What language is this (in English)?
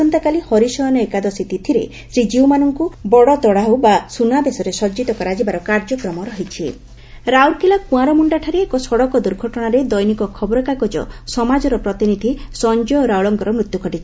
Odia